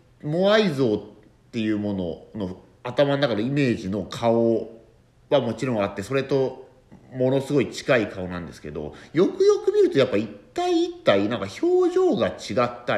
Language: Japanese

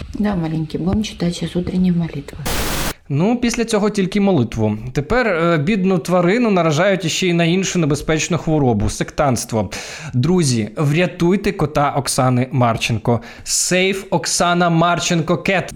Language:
Ukrainian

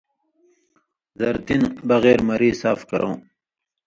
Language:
Indus Kohistani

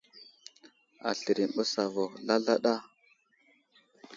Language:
Wuzlam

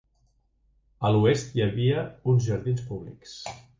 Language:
Catalan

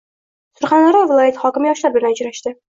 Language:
Uzbek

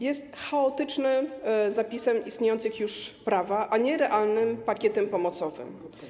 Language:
Polish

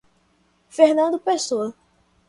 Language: Portuguese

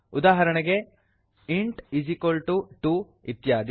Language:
Kannada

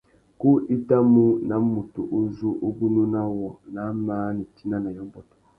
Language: Tuki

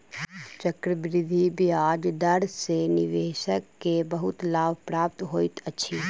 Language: Maithili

